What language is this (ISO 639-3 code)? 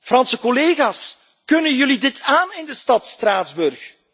nld